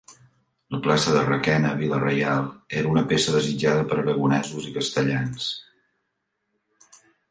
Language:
Catalan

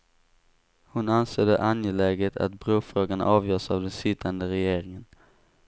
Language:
Swedish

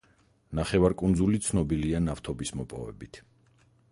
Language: Georgian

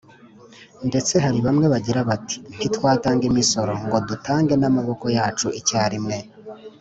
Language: Kinyarwanda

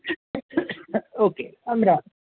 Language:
Marathi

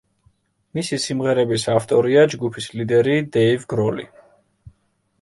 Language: Georgian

